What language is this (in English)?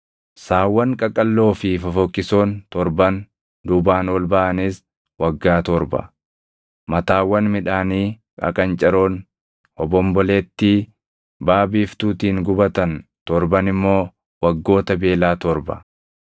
Oromo